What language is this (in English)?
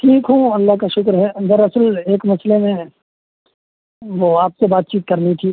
Urdu